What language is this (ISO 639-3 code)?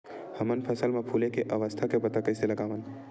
hne